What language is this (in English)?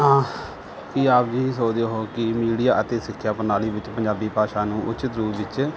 Punjabi